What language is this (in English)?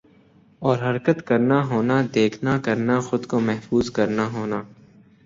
Urdu